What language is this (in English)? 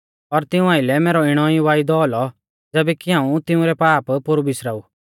Mahasu Pahari